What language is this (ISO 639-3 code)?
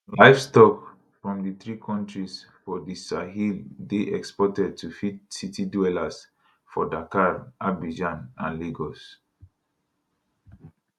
pcm